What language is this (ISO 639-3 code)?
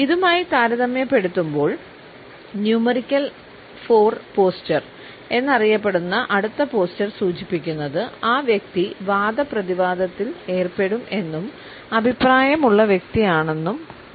mal